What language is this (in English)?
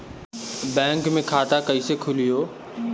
Bhojpuri